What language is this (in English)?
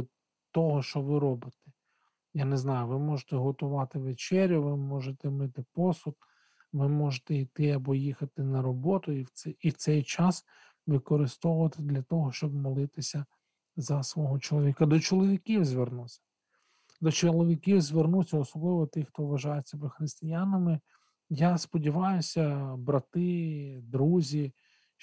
Ukrainian